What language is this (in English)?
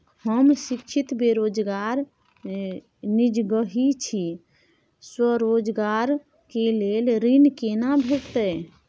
Maithili